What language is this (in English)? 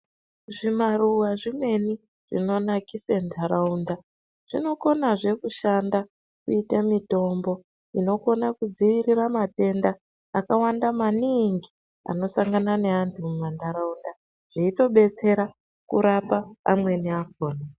Ndau